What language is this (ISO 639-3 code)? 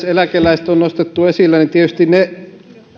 fin